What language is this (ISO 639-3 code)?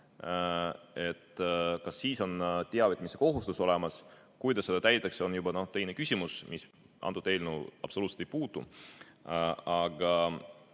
est